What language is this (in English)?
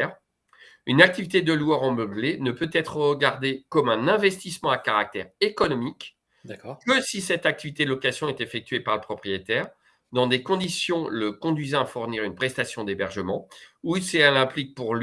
French